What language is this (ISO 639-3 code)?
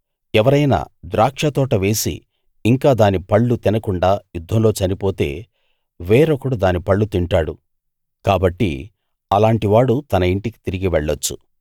tel